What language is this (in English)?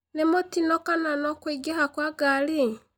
Kikuyu